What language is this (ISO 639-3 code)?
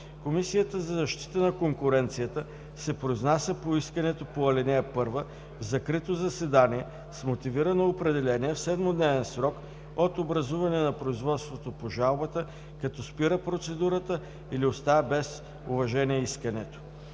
bul